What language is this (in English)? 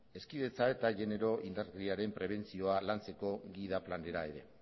Basque